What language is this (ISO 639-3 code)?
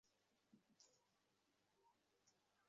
ben